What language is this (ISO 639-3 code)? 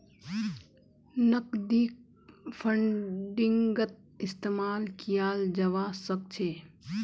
mag